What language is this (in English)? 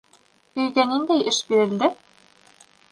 Bashkir